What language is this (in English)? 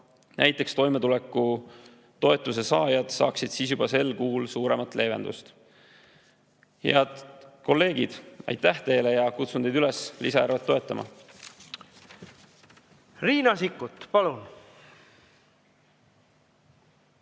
Estonian